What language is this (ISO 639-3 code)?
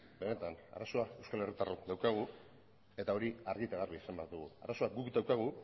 eus